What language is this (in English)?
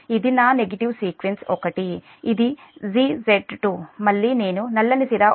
Telugu